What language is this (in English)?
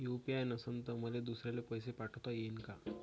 Marathi